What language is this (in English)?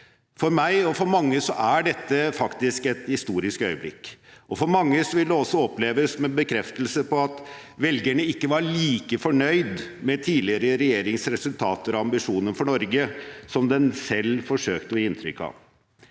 Norwegian